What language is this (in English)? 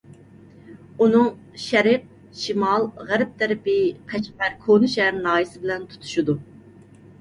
Uyghur